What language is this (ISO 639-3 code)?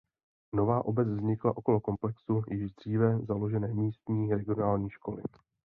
ces